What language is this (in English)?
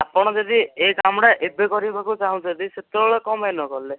Odia